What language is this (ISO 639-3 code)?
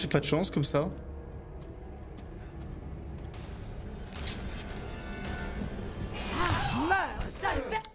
fra